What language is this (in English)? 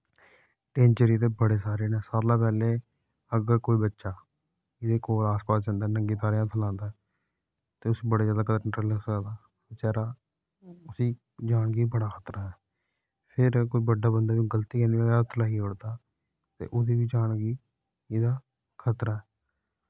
Dogri